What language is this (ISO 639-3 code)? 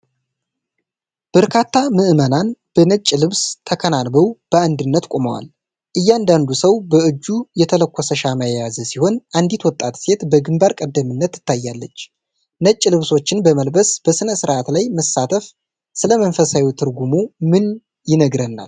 amh